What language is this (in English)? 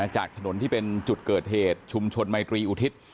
Thai